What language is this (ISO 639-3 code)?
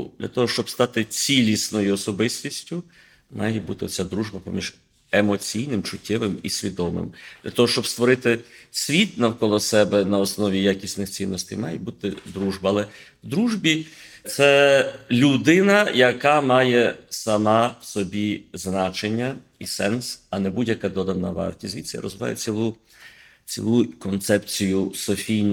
ukr